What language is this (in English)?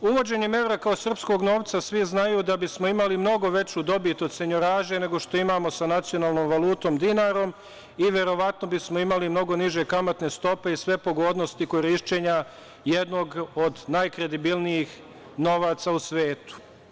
Serbian